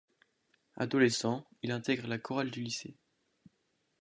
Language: French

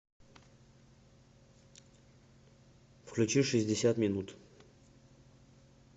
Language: Russian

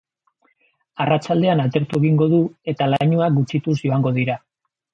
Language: Basque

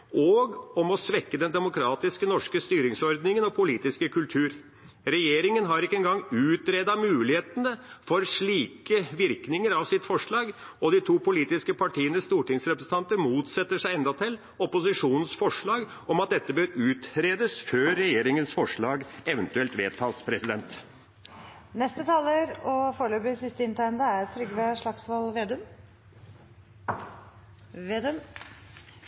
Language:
Norwegian Bokmål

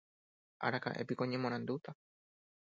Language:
Guarani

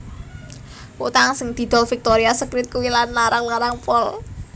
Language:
Javanese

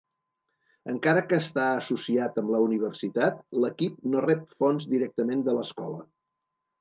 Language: Catalan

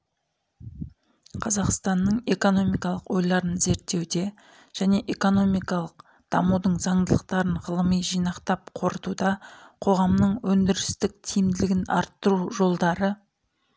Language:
Kazakh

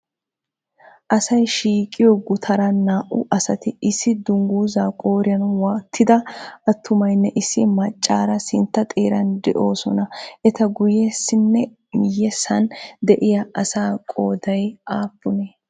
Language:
Wolaytta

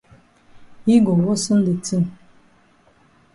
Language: Cameroon Pidgin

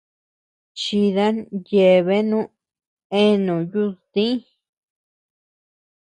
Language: Tepeuxila Cuicatec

